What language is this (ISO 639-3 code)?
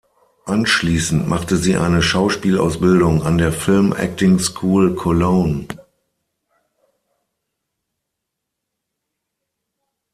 deu